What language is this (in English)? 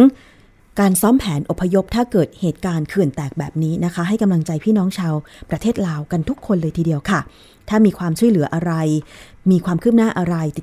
Thai